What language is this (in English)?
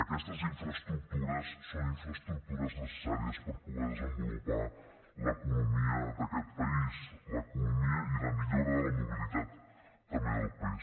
Catalan